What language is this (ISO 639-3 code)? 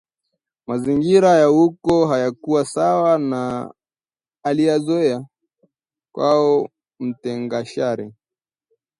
swa